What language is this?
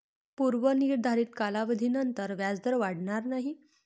Marathi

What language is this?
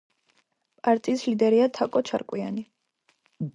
Georgian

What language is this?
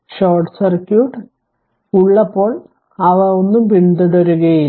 Malayalam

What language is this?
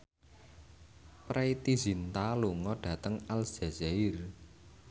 Javanese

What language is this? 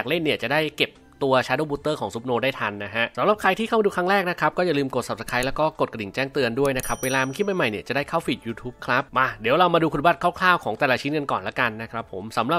Thai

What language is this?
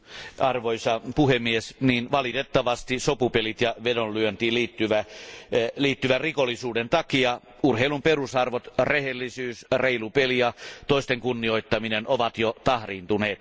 Finnish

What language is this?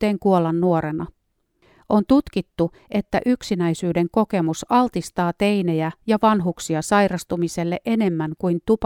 Finnish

